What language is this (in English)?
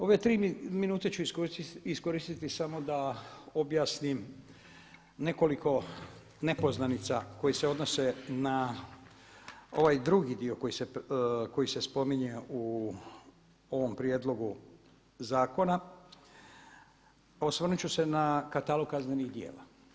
Croatian